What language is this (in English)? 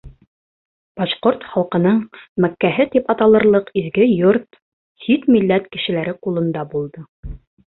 Bashkir